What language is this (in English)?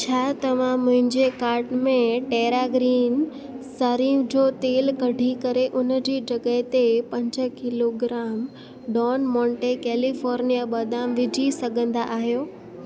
Sindhi